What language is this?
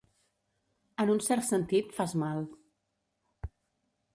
Catalan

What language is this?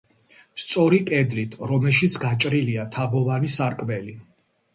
Georgian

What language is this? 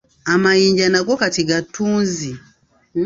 Ganda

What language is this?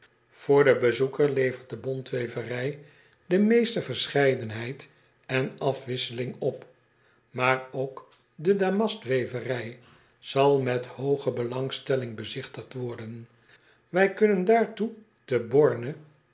Dutch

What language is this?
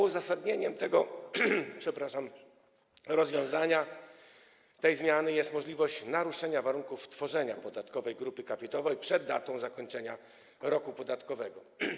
Polish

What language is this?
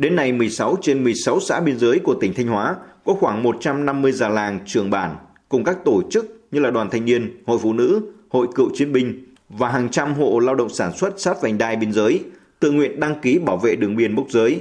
Vietnamese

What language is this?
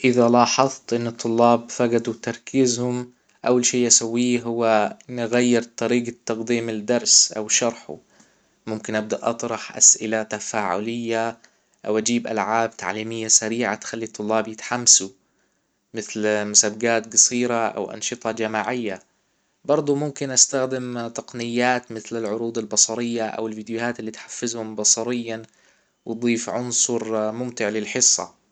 Hijazi Arabic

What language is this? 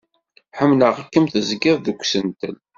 Kabyle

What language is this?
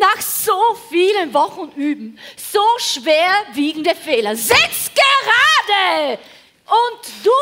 German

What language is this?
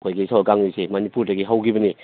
Manipuri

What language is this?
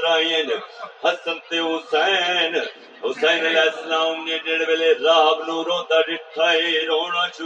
Urdu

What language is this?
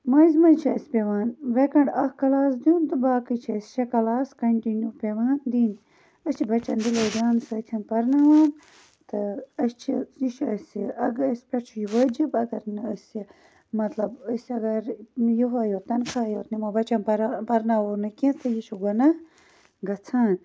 Kashmiri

